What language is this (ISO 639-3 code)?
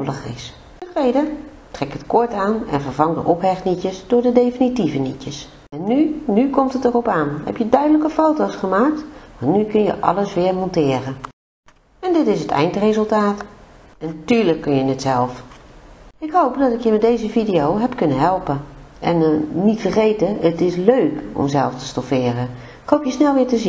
nld